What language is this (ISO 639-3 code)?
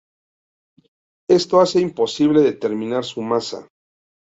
spa